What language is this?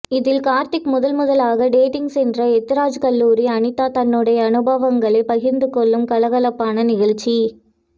Tamil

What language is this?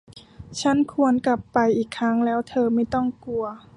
Thai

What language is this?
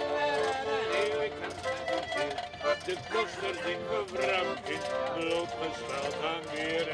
Dutch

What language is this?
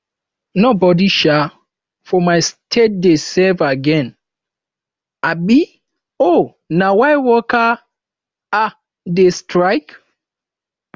Nigerian Pidgin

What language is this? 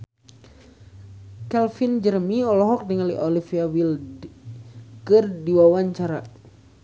Sundanese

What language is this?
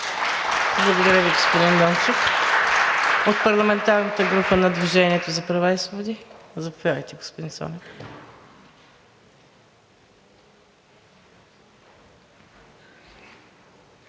Bulgarian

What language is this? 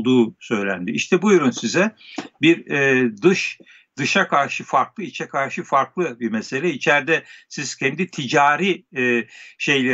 Turkish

